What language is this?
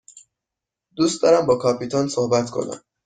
Persian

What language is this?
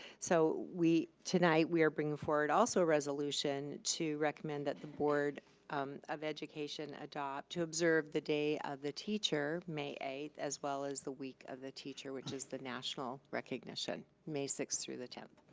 English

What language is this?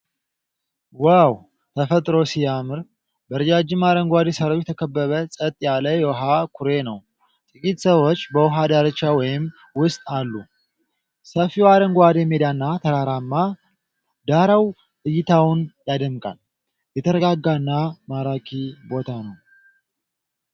Amharic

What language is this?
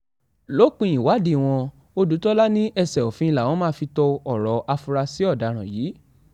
Yoruba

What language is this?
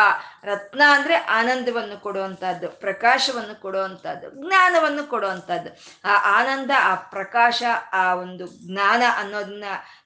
Kannada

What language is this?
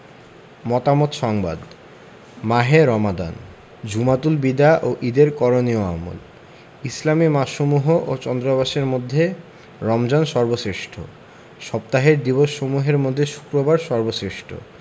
Bangla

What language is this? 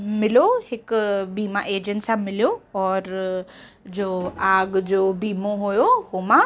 Sindhi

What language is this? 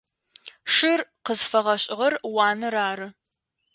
Adyghe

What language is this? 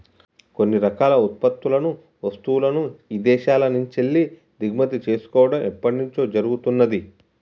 Telugu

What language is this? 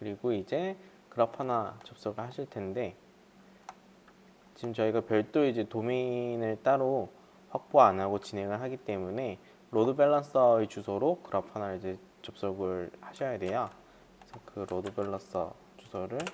Korean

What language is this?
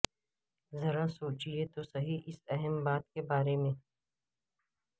Urdu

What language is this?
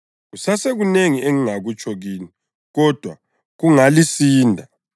North Ndebele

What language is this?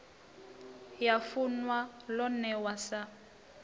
Venda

